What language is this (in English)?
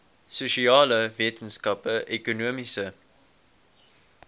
Afrikaans